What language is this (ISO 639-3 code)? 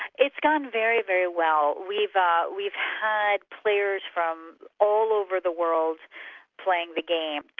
eng